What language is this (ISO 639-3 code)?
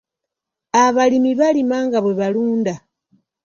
lug